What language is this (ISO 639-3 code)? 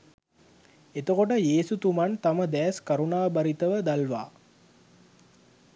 sin